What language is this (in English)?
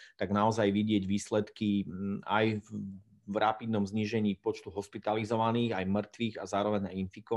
Slovak